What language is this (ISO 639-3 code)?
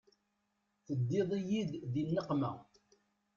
kab